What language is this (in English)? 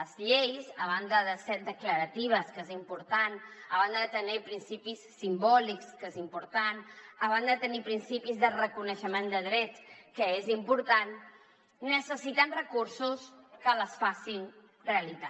Catalan